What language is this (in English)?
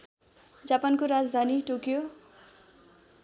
Nepali